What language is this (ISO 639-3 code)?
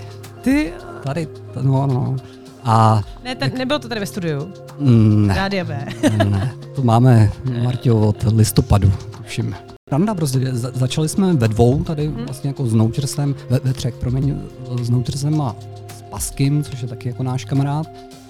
ces